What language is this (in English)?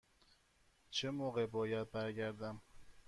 Persian